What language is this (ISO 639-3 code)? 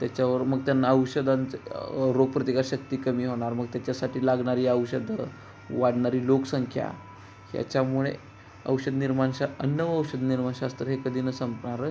mar